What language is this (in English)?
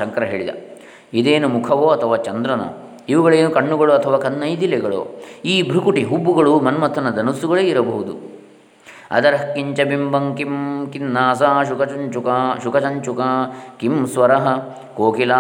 Kannada